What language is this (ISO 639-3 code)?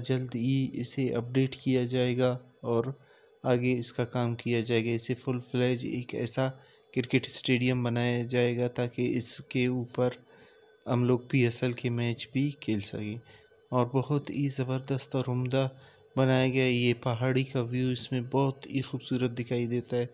hin